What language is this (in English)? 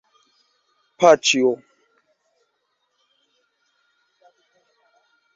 Esperanto